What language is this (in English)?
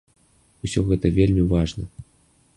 Belarusian